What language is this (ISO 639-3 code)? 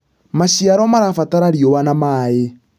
kik